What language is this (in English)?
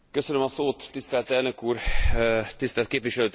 Hungarian